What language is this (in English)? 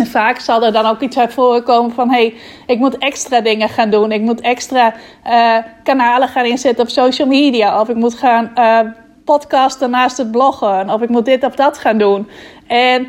Dutch